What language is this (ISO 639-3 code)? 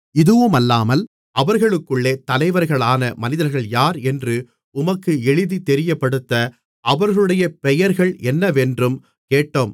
tam